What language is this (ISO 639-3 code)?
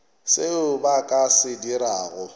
nso